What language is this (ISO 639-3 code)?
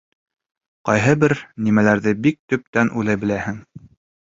bak